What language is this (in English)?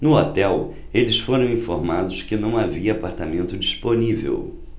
Portuguese